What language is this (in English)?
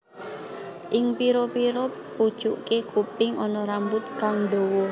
Javanese